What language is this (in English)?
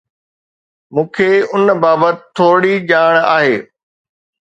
Sindhi